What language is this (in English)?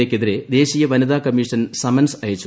Malayalam